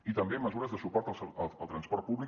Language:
Catalan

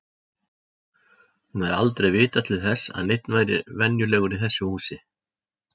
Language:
Icelandic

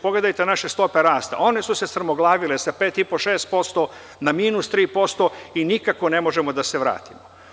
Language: Serbian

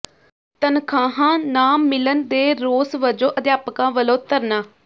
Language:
Punjabi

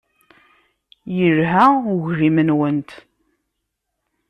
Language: Kabyle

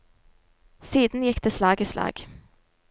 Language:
Norwegian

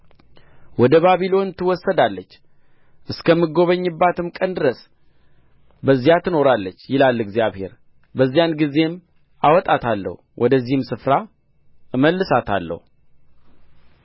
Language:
Amharic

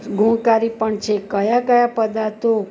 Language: Gujarati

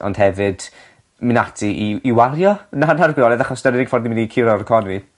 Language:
Welsh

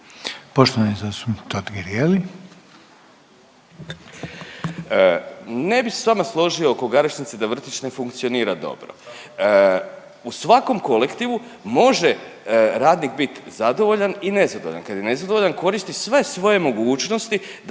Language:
Croatian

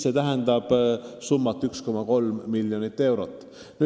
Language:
Estonian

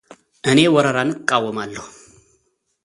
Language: Amharic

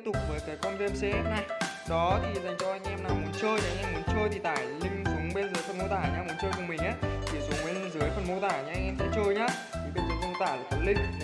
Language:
Vietnamese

